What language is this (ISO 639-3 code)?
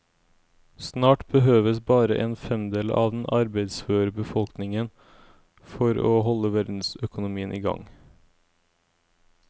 nor